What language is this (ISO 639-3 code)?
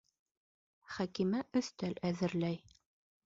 bak